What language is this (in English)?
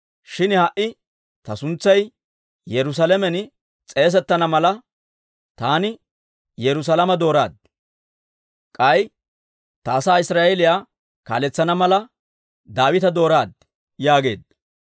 Dawro